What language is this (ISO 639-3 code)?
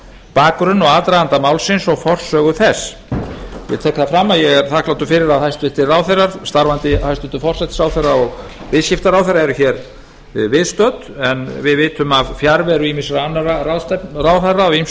isl